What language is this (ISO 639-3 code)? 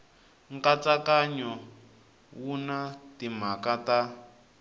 tso